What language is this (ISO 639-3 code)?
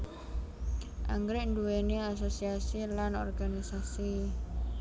jav